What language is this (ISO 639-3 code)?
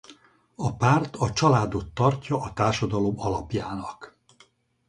hun